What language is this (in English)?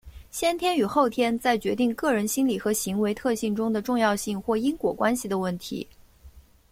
Chinese